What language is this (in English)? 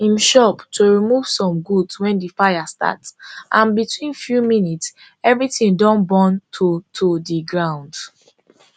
Nigerian Pidgin